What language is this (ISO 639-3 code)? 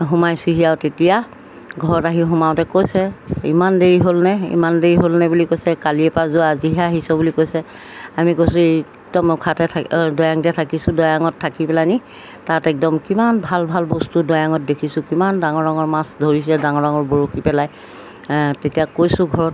asm